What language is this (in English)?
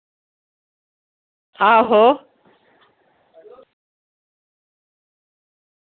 Dogri